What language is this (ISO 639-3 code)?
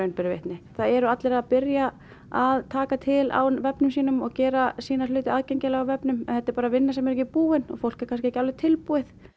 isl